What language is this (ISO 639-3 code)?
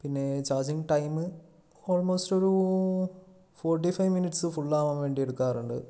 mal